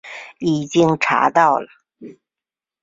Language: Chinese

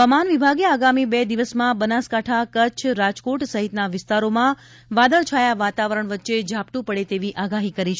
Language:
Gujarati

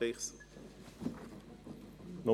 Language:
Swiss German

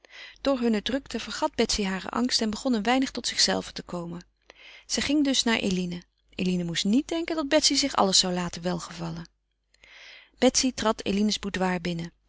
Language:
Dutch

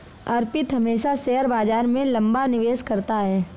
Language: Hindi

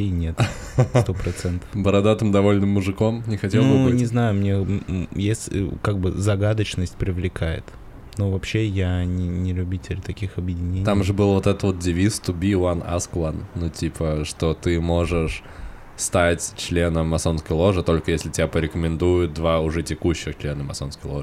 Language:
Russian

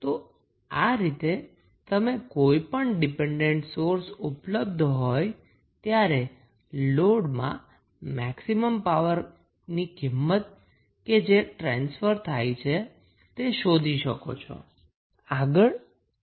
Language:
Gujarati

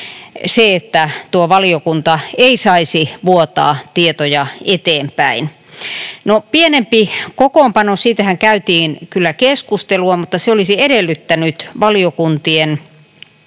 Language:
Finnish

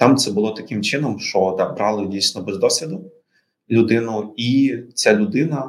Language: Ukrainian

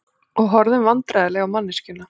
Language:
Icelandic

